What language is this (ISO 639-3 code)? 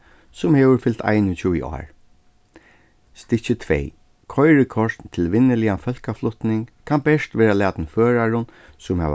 fao